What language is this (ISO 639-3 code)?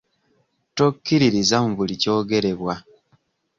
lug